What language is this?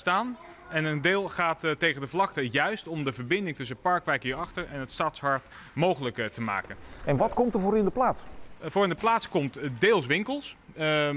Dutch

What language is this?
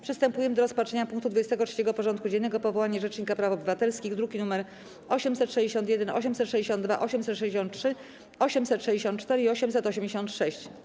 Polish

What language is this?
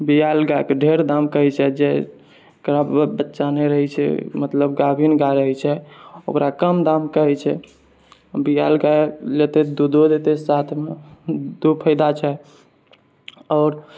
Maithili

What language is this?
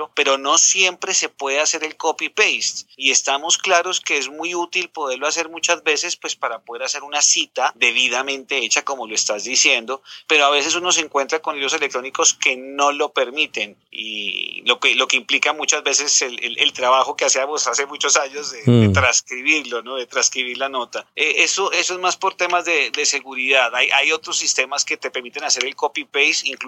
Spanish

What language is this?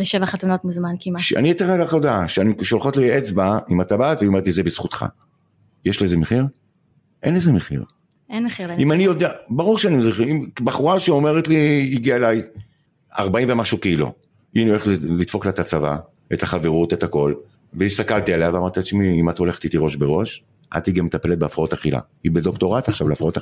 Hebrew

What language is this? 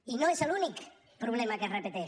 Catalan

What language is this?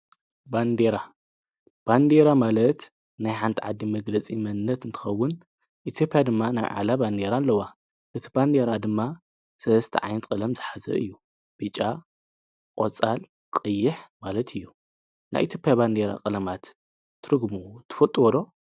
Tigrinya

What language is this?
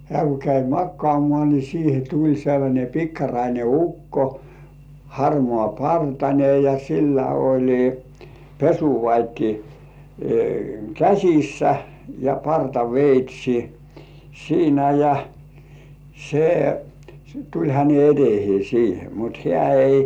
Finnish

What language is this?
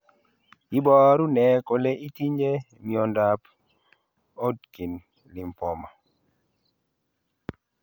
Kalenjin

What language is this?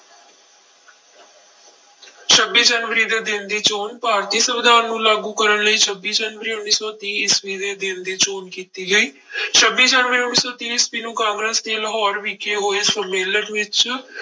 Punjabi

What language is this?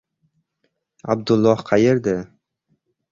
Uzbek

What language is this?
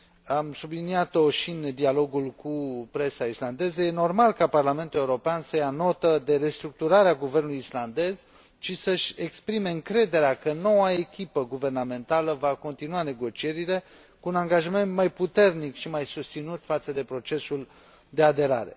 Romanian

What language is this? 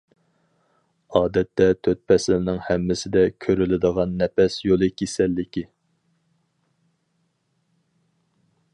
Uyghur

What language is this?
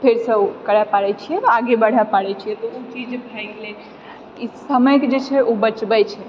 Maithili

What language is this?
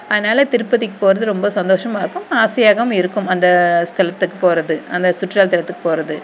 Tamil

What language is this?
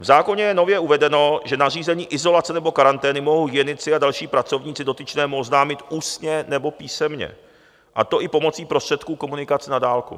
Czech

